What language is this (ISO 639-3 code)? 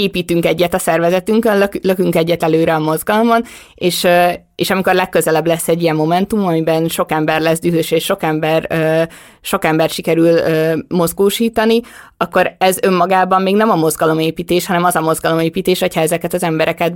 hun